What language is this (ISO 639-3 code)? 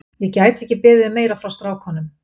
isl